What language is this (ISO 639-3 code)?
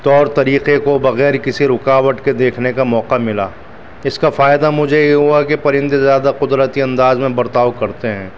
urd